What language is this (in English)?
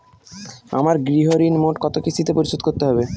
Bangla